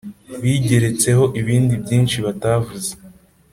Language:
Kinyarwanda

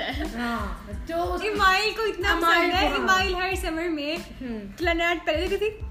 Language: Urdu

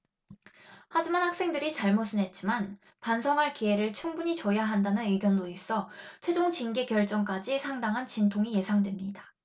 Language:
Korean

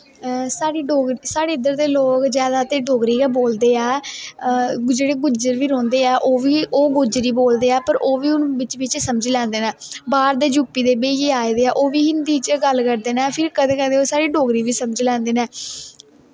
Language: Dogri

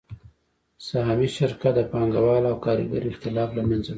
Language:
Pashto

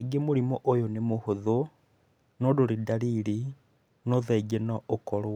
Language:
Kikuyu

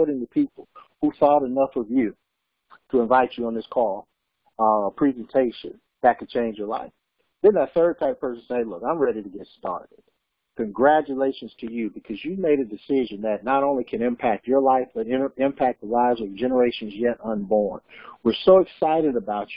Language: English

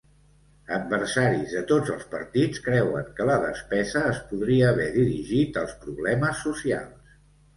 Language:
Catalan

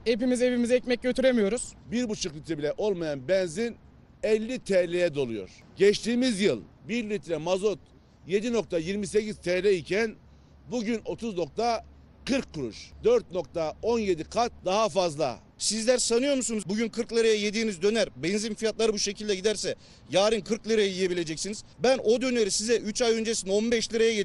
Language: Turkish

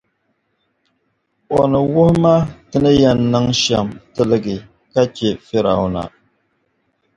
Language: Dagbani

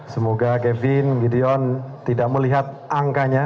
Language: Indonesian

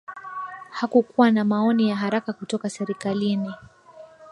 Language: Swahili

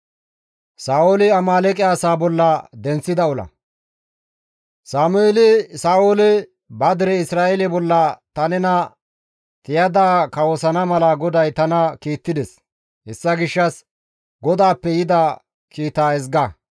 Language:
Gamo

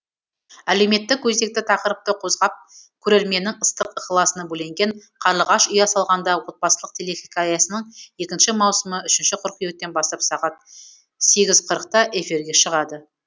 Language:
Kazakh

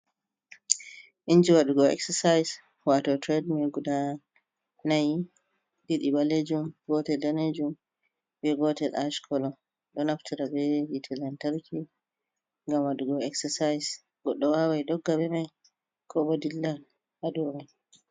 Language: Fula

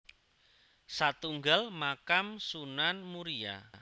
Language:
Javanese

